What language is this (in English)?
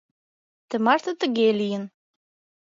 Mari